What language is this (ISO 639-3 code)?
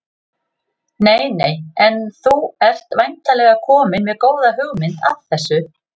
isl